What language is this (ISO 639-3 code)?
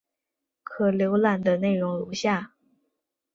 zho